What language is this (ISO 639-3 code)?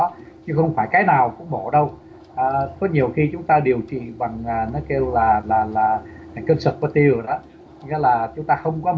vie